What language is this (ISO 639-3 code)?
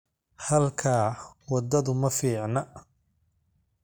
som